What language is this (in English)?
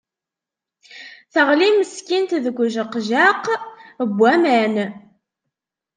Kabyle